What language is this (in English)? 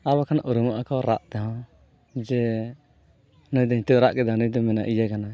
Santali